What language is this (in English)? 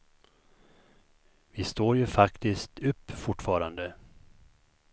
Swedish